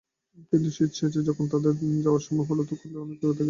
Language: Bangla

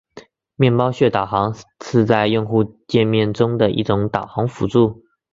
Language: Chinese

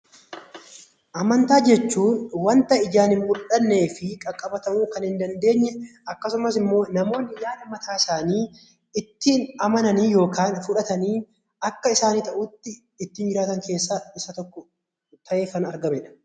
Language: Oromo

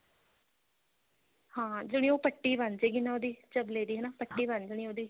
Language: Punjabi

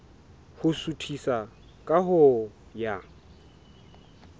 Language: Southern Sotho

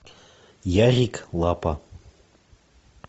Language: Russian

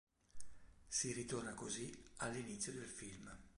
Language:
Italian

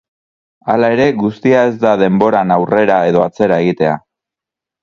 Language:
Basque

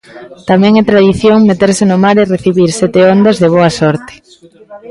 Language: Galician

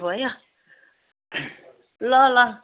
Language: Nepali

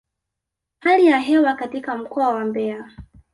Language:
Swahili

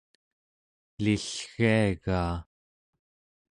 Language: Central Yupik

